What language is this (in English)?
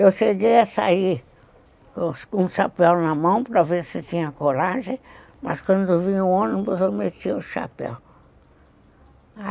Portuguese